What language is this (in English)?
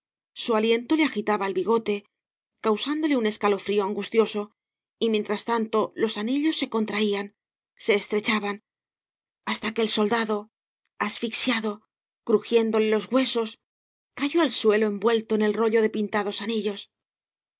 Spanish